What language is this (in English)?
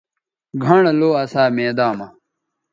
Bateri